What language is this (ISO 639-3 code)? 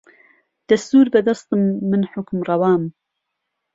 ckb